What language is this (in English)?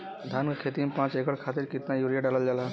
Bhojpuri